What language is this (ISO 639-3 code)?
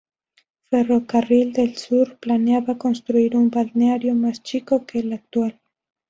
spa